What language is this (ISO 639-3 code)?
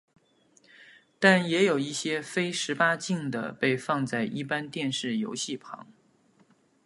zho